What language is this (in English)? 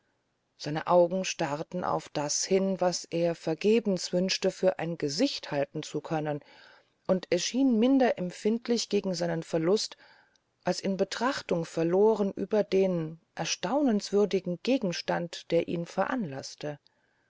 German